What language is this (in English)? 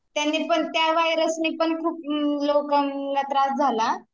Marathi